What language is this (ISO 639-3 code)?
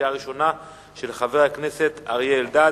heb